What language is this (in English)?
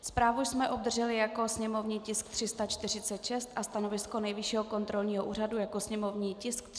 Czech